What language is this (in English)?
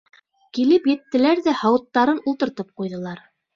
Bashkir